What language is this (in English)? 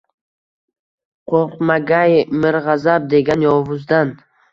Uzbek